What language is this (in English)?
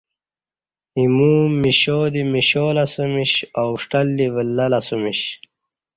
Kati